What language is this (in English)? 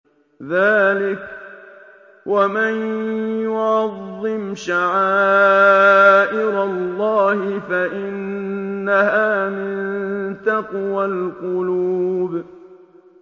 Arabic